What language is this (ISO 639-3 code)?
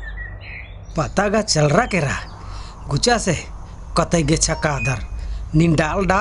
hin